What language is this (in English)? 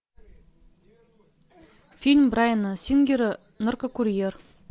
Russian